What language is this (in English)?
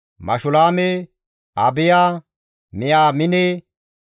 Gamo